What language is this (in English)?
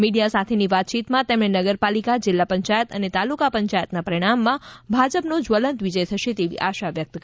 Gujarati